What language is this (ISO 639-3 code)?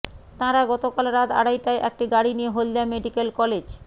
ben